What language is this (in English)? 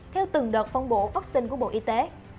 Vietnamese